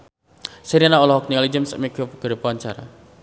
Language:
Sundanese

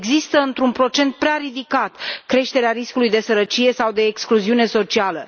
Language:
Romanian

